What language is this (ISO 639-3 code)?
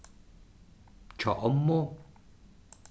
fao